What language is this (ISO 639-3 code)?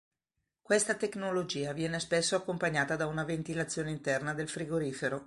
ita